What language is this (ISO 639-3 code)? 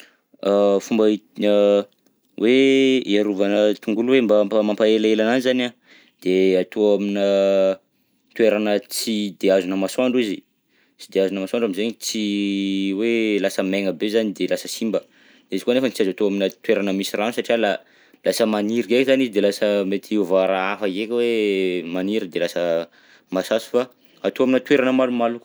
bzc